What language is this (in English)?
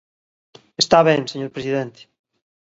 Galician